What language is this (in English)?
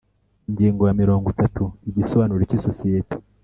Kinyarwanda